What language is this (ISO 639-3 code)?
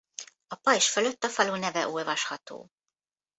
hun